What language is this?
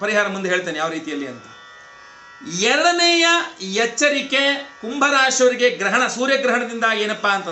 Hindi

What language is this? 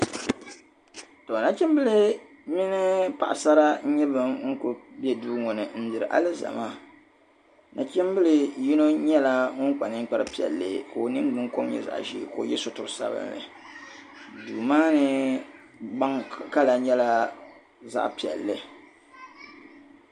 Dagbani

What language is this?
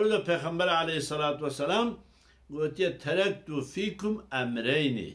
Arabic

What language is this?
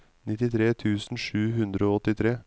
Norwegian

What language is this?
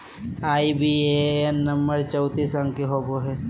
Magahi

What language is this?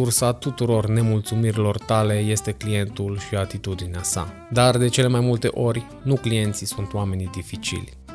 Romanian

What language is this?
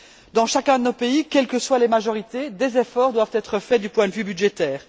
French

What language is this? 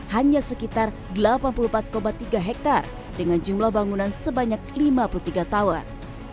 Indonesian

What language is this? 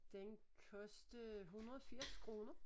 Danish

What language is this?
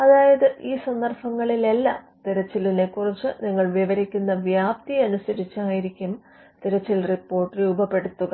Malayalam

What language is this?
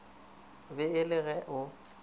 Northern Sotho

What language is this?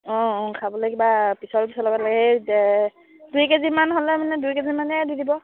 Assamese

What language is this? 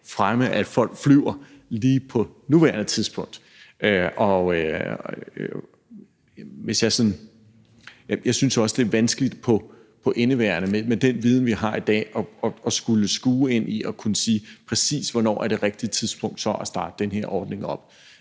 Danish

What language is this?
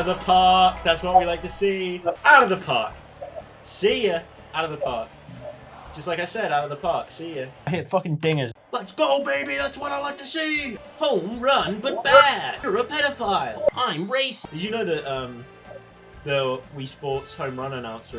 English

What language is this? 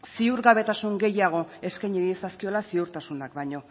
Basque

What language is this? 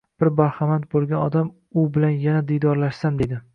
Uzbek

